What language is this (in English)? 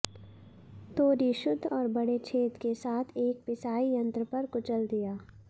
Hindi